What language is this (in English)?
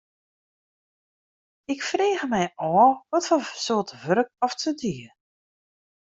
Western Frisian